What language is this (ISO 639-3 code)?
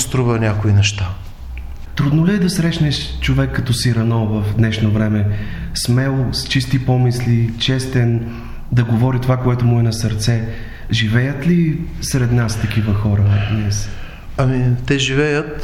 bul